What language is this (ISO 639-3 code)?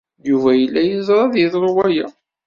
kab